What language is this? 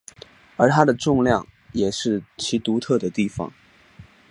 Chinese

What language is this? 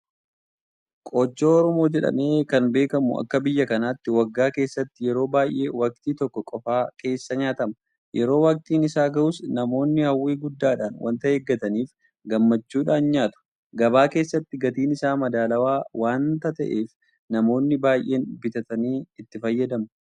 Oromo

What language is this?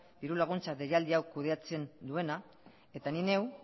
Basque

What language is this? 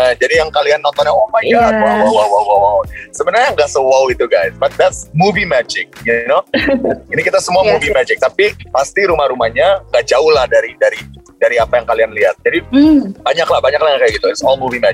Indonesian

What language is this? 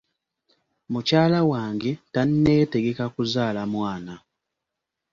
Ganda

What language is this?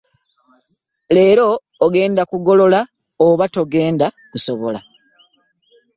Ganda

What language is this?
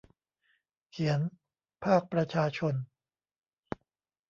Thai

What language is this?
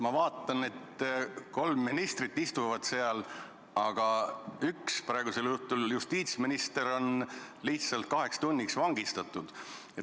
Estonian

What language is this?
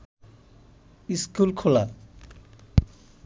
Bangla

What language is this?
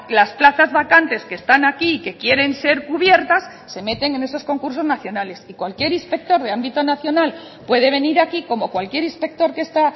Spanish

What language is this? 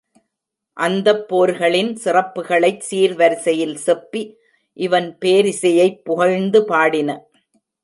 Tamil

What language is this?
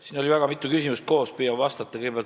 Estonian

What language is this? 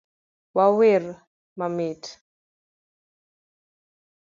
Luo (Kenya and Tanzania)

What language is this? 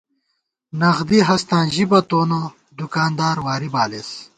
Gawar-Bati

